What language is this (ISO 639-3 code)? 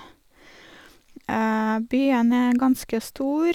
nor